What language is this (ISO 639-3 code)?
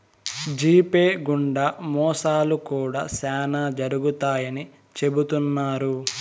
tel